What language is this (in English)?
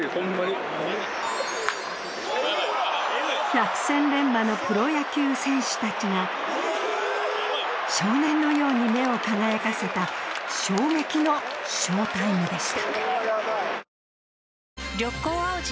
Japanese